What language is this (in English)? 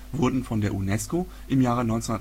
German